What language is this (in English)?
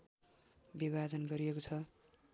Nepali